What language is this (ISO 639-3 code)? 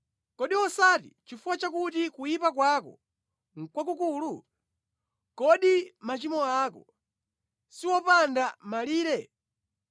nya